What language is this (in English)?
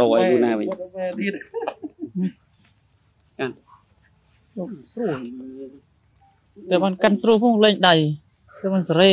Vietnamese